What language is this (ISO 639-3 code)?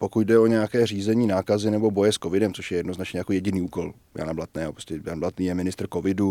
ces